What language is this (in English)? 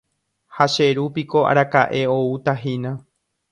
Guarani